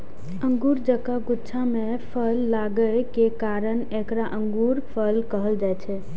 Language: Maithili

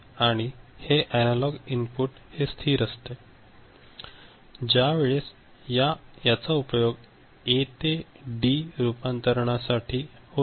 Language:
Marathi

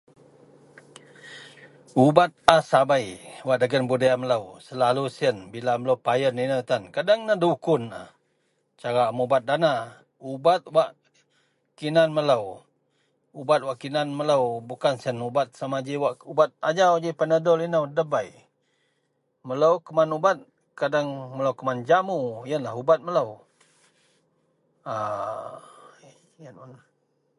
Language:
Central Melanau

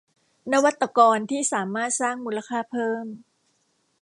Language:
Thai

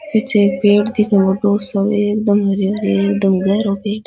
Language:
Rajasthani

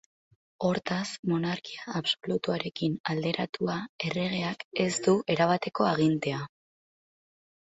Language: Basque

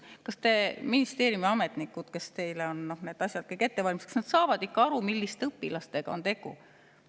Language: Estonian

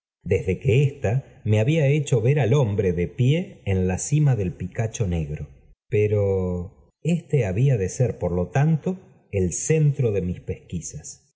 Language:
Spanish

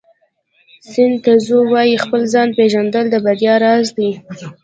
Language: Pashto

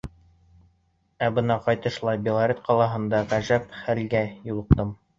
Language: Bashkir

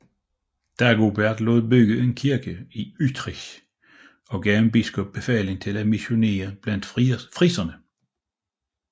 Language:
Danish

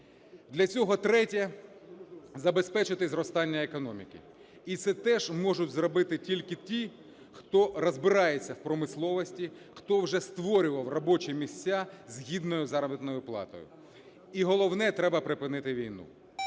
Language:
Ukrainian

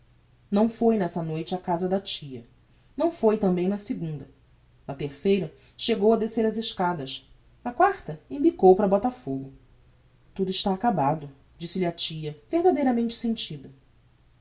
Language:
Portuguese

